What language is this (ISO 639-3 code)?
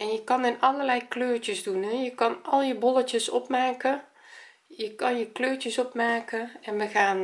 nld